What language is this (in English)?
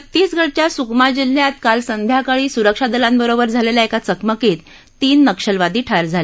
Marathi